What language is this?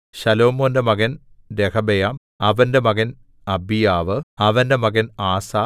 Malayalam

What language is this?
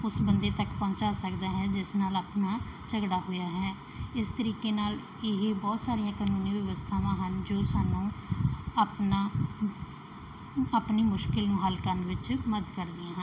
Punjabi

